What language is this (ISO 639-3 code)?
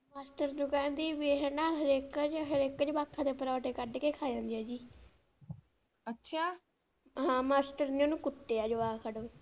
pan